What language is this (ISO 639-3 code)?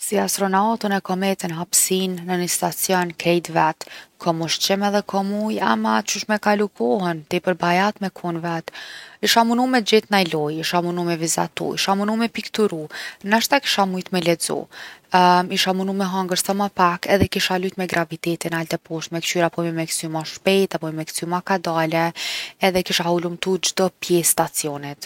aln